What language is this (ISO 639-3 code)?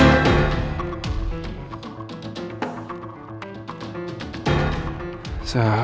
ind